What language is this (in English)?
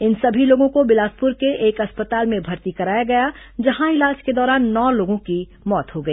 Hindi